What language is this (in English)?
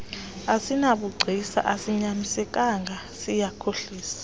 Xhosa